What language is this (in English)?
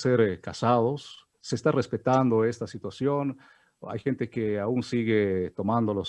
Spanish